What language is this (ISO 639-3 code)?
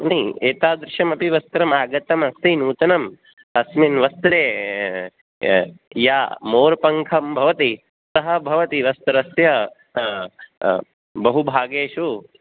san